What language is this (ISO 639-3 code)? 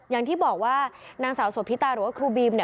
tha